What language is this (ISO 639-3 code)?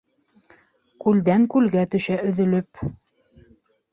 bak